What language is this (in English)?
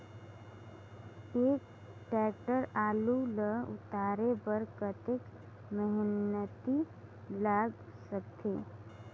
Chhattisgarhi